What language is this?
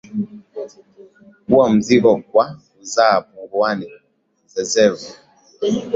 Swahili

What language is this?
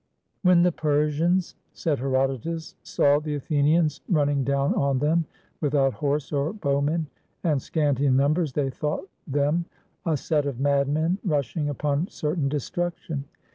English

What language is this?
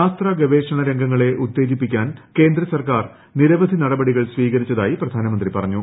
Malayalam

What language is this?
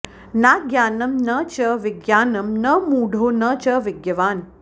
Sanskrit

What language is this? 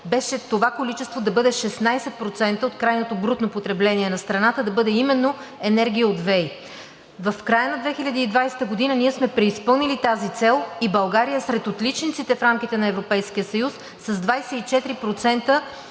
Bulgarian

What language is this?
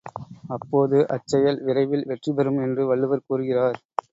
Tamil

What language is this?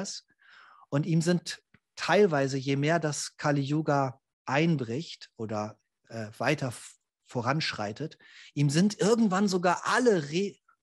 German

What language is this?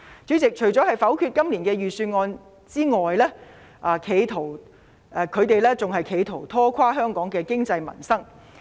Cantonese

